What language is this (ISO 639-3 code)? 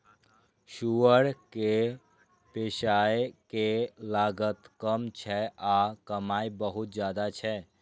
mai